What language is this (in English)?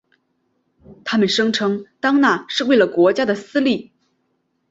Chinese